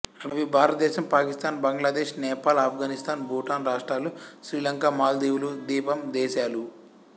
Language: Telugu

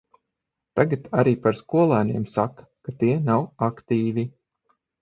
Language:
Latvian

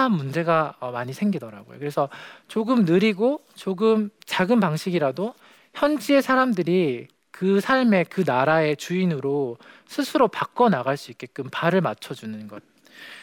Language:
Korean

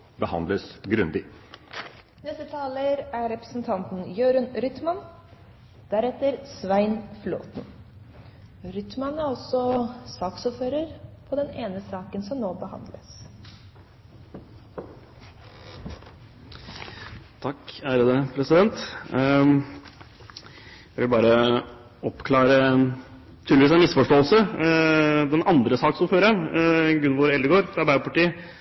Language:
Norwegian Bokmål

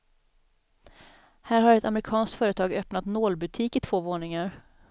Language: Swedish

